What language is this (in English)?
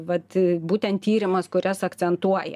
Lithuanian